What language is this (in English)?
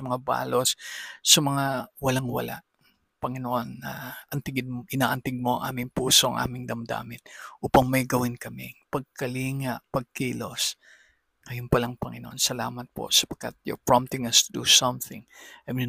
Filipino